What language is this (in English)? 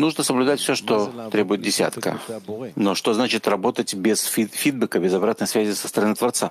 Russian